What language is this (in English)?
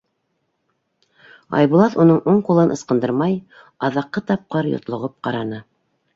Bashkir